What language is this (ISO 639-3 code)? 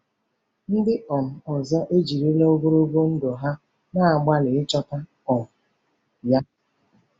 ibo